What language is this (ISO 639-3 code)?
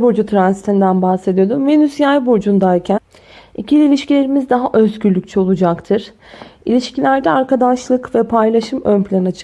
tur